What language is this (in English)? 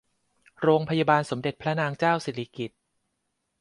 Thai